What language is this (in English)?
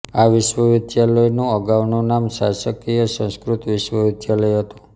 Gujarati